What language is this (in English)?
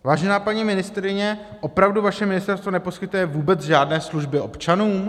Czech